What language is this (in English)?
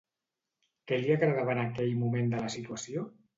Catalan